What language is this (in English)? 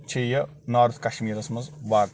Kashmiri